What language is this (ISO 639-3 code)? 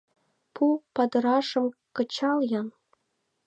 chm